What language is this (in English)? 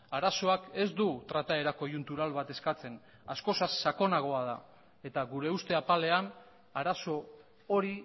Basque